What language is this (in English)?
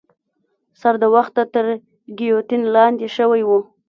Pashto